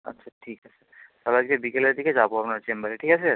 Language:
Bangla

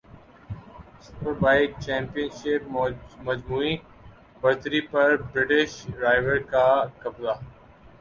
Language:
Urdu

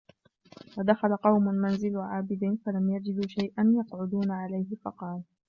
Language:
Arabic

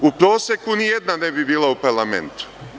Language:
Serbian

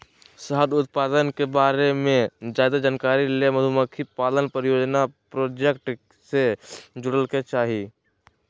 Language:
Magahi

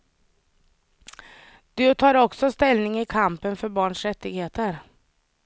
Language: Swedish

